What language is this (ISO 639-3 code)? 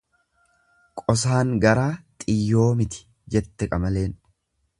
orm